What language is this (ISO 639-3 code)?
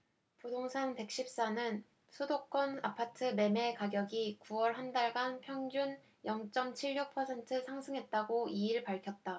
kor